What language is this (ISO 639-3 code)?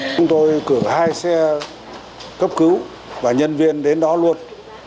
vie